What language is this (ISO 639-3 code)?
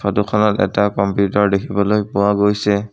asm